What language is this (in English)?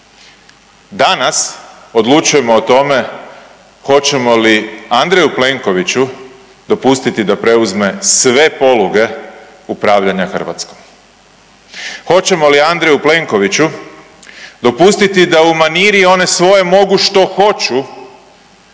Croatian